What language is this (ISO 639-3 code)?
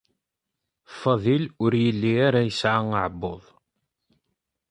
kab